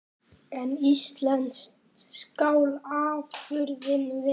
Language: Icelandic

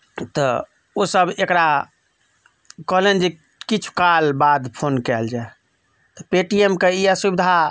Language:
Maithili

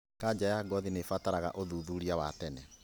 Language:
Kikuyu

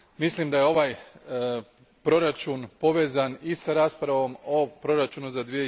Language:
Croatian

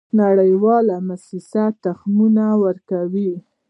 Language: Pashto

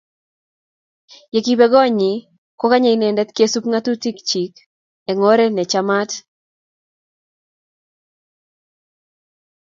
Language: Kalenjin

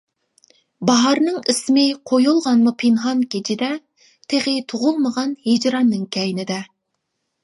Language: Uyghur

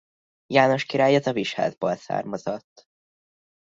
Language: Hungarian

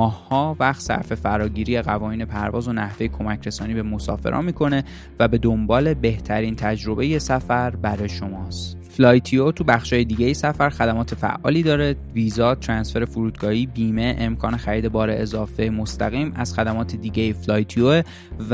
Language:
Persian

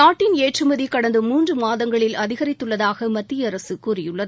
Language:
Tamil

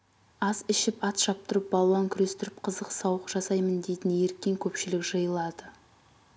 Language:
Kazakh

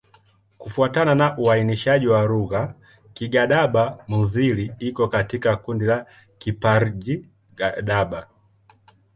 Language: Swahili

